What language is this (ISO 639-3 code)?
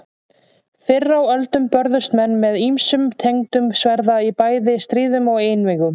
isl